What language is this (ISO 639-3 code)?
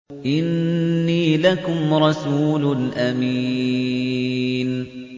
ara